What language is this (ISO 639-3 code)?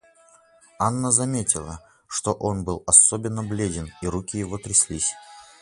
rus